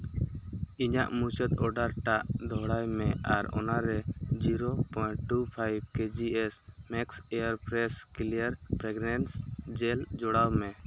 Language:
Santali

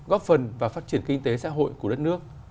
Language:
Vietnamese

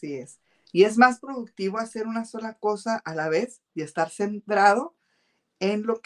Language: Spanish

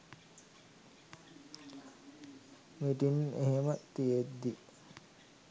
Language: Sinhala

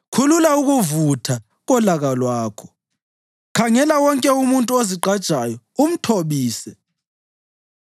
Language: North Ndebele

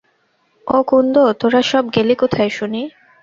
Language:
Bangla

